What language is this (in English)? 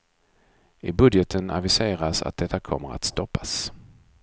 Swedish